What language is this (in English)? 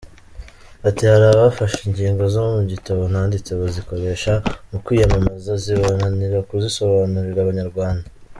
Kinyarwanda